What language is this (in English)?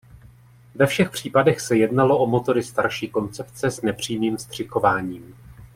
Czech